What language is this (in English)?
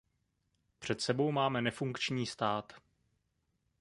Czech